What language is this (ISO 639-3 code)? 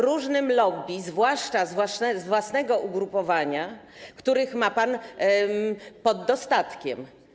pol